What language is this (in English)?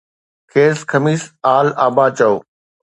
Sindhi